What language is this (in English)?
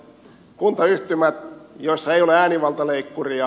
Finnish